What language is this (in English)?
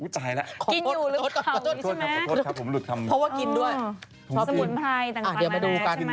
Thai